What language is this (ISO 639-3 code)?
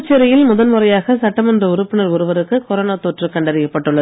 tam